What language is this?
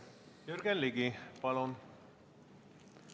Estonian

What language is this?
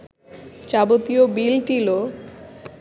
Bangla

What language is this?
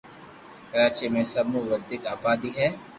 Loarki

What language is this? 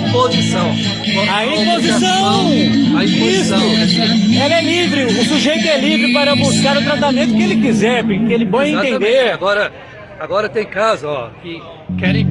Portuguese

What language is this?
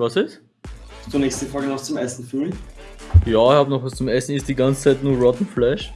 German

